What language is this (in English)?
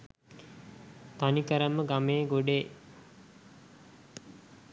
Sinhala